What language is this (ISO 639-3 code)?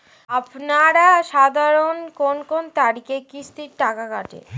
ben